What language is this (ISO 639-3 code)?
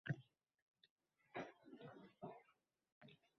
uzb